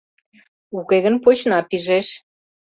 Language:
Mari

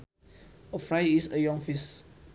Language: Sundanese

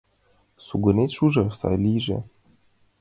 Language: Mari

